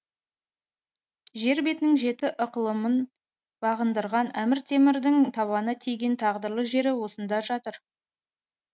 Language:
Kazakh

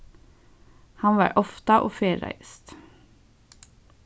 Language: Faroese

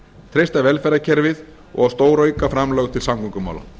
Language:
Icelandic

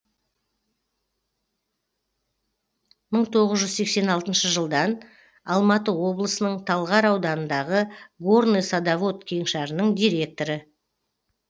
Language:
Kazakh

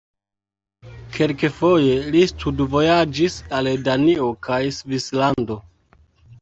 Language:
Esperanto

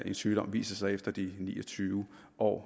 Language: Danish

